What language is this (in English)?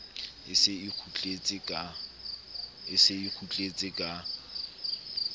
Southern Sotho